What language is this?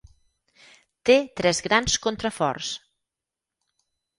Catalan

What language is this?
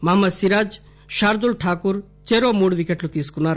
Telugu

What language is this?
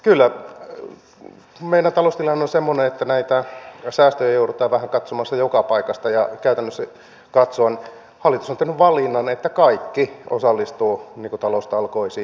Finnish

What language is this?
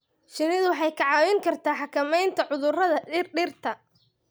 Somali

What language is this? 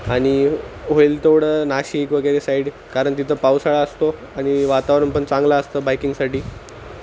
Marathi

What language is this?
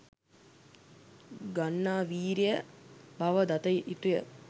Sinhala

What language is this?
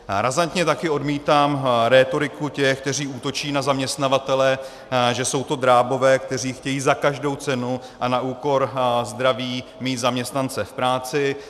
Czech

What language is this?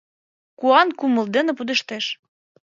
Mari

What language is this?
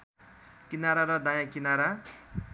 Nepali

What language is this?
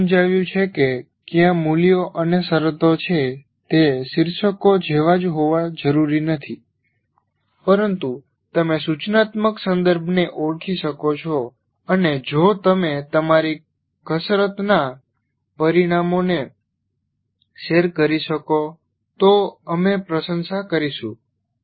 Gujarati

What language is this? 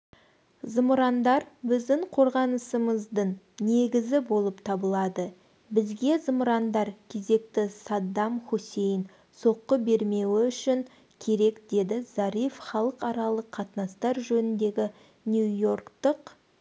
Kazakh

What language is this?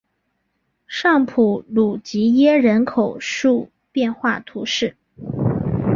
Chinese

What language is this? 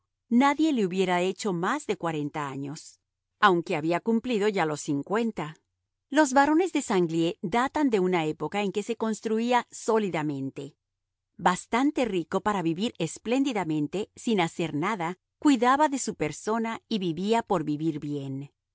Spanish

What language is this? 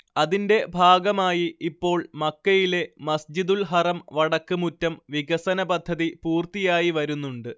Malayalam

